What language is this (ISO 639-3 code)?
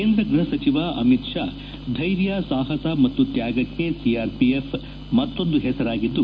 kan